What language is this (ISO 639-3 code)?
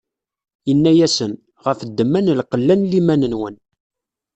kab